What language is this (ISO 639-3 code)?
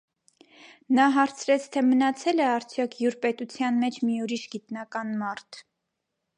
hye